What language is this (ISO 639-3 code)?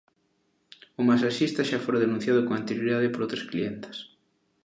glg